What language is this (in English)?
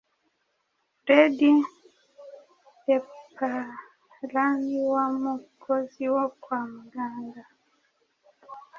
Kinyarwanda